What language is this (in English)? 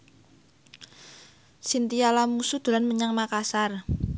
Javanese